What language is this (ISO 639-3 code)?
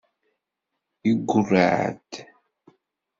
kab